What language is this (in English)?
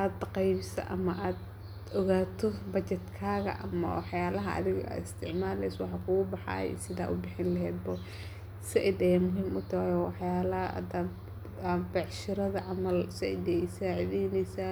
Somali